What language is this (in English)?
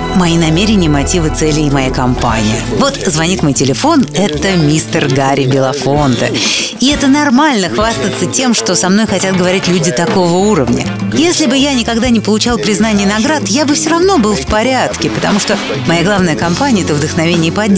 Russian